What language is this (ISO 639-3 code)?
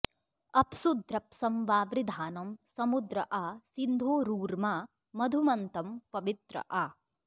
san